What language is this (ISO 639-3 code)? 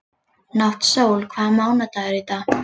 isl